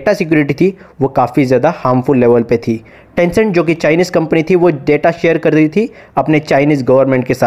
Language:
Hindi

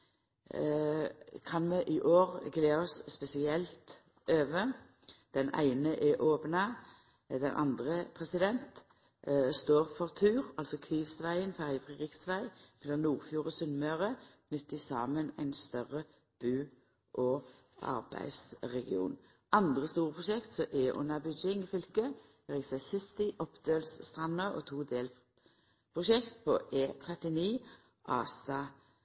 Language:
Norwegian Nynorsk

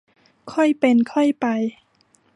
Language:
Thai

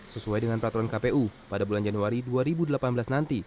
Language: Indonesian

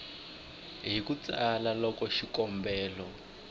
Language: Tsonga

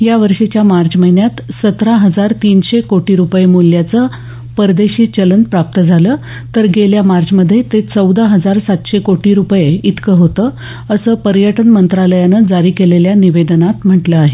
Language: Marathi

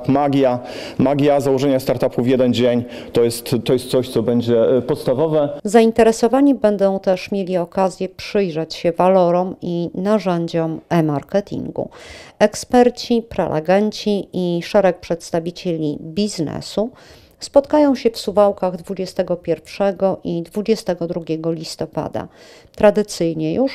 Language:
Polish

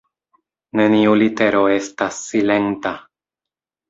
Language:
Esperanto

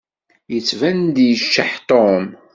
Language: Kabyle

